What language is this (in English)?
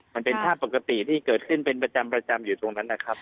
Thai